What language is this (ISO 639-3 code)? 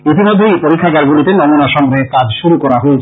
ben